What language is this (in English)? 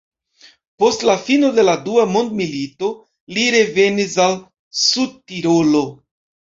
Esperanto